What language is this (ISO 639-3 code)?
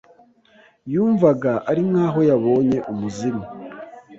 kin